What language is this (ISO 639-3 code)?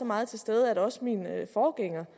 dan